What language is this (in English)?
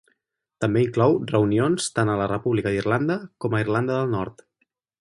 Catalan